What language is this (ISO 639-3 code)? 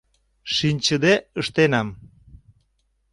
chm